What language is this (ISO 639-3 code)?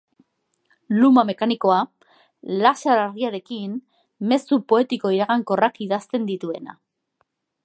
eus